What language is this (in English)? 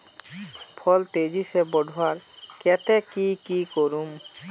Magahi